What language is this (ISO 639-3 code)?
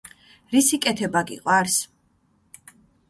kat